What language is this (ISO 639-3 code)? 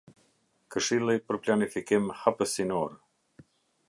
sqi